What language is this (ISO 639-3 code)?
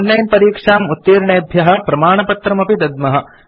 san